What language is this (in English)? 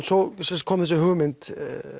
Icelandic